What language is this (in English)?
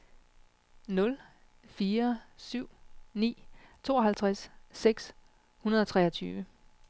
Danish